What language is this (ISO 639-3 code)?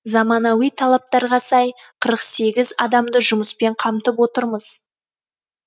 kaz